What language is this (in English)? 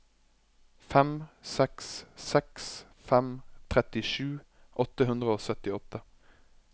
Norwegian